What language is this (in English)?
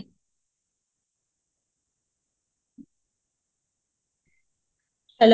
Odia